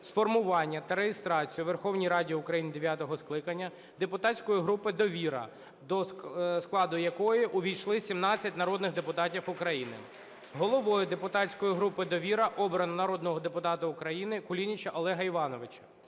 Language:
Ukrainian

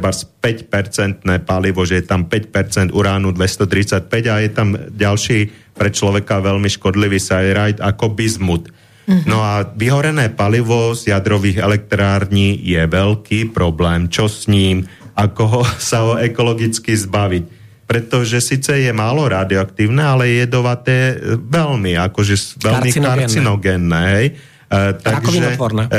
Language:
Slovak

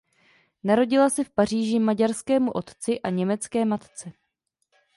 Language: Czech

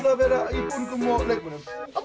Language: Icelandic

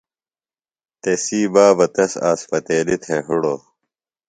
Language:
Phalura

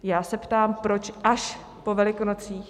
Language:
Czech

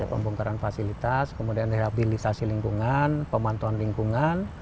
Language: Indonesian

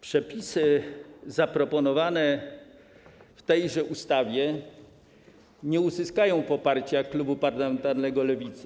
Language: Polish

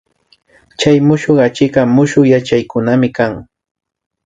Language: Imbabura Highland Quichua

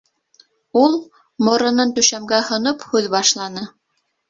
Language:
Bashkir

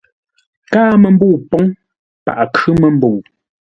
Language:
Ngombale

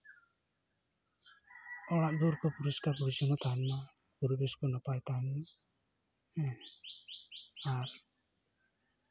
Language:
Santali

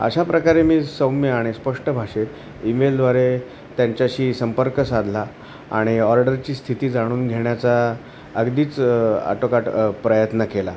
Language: Marathi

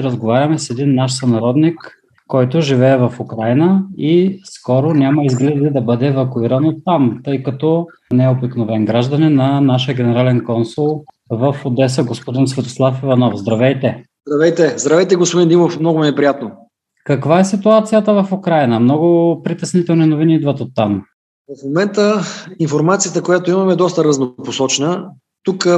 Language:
Bulgarian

